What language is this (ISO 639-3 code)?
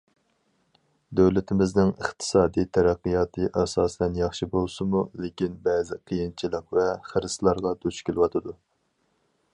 uig